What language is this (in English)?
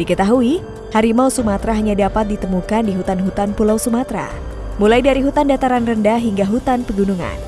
Indonesian